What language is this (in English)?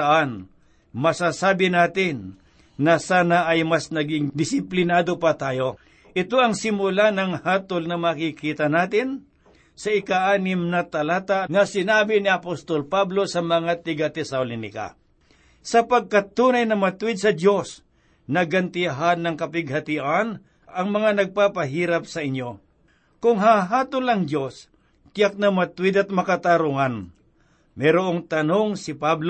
Filipino